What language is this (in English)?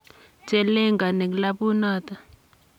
Kalenjin